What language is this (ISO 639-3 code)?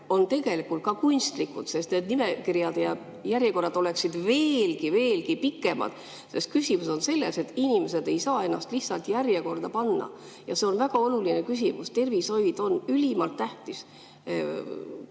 est